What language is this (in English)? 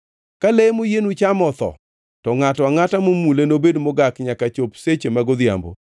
Luo (Kenya and Tanzania)